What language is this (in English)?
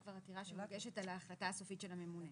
Hebrew